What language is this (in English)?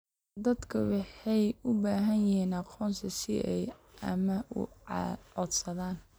Somali